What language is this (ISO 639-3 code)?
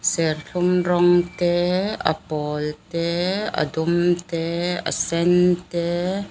lus